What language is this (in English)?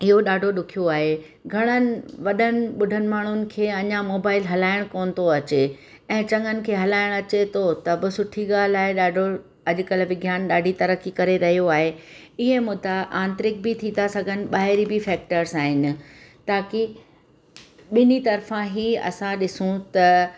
Sindhi